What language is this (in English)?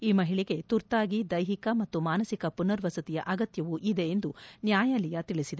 Kannada